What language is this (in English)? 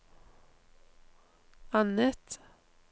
Norwegian